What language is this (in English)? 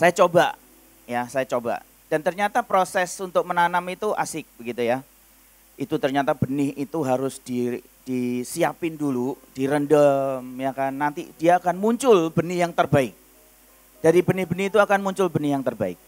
Indonesian